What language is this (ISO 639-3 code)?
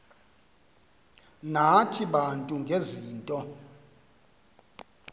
xho